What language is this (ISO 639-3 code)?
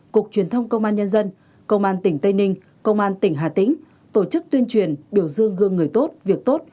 vie